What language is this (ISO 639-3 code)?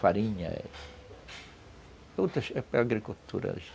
por